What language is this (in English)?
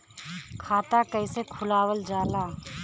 Bhojpuri